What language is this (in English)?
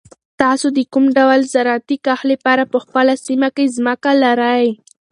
Pashto